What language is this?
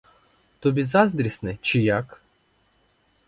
Ukrainian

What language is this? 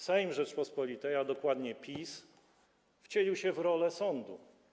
Polish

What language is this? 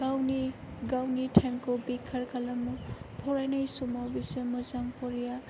Bodo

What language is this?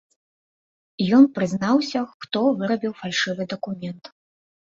Belarusian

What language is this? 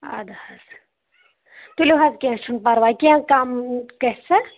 Kashmiri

